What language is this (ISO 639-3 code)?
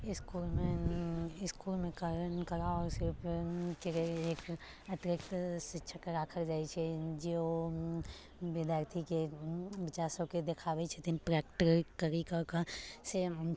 mai